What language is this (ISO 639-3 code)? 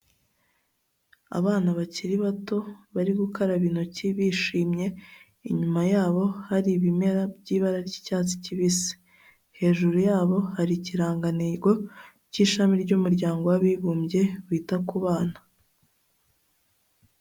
kin